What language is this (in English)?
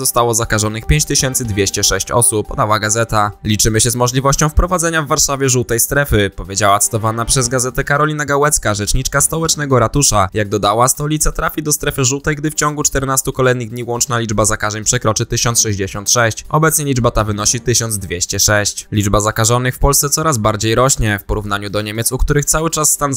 Polish